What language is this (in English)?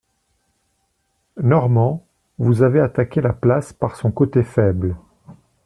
French